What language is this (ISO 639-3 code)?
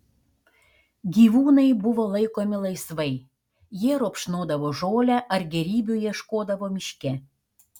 lit